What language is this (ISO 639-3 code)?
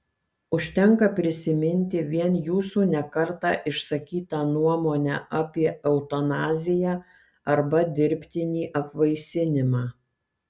lit